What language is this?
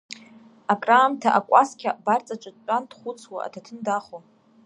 Abkhazian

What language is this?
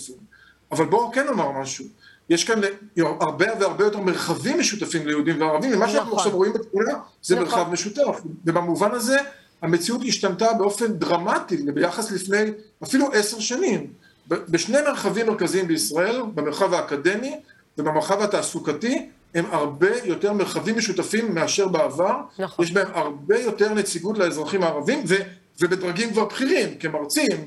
Hebrew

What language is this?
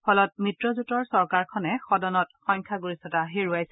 Assamese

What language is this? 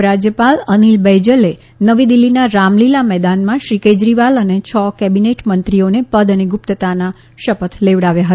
Gujarati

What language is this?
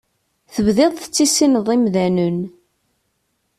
Kabyle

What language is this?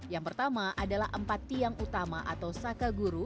Indonesian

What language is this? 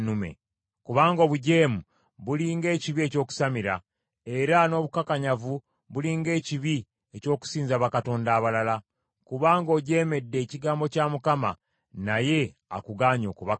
Ganda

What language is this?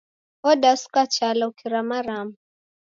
Taita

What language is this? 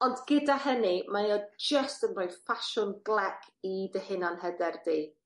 Welsh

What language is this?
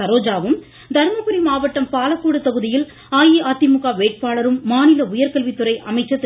Tamil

